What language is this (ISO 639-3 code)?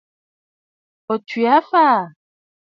bfd